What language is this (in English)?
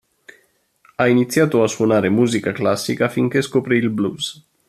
Italian